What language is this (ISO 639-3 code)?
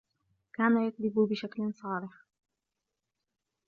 ara